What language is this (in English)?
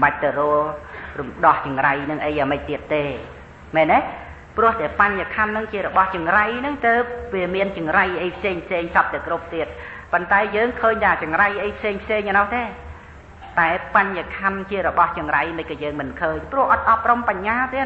Thai